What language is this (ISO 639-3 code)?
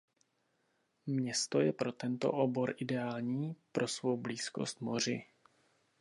ces